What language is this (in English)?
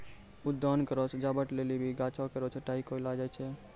Maithili